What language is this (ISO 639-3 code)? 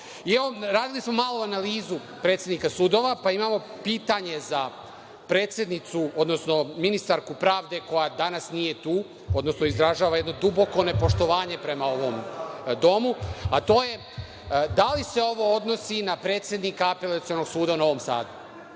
srp